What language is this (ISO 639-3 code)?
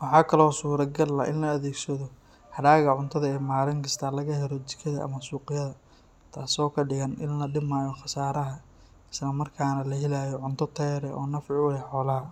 som